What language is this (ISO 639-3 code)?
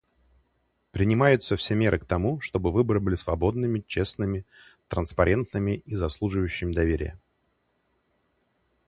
rus